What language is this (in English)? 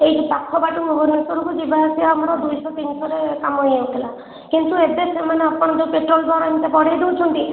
Odia